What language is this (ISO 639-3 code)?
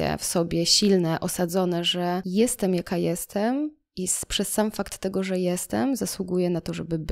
pol